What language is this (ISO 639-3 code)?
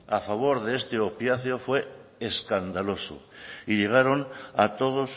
spa